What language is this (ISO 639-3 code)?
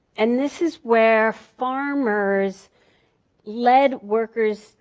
eng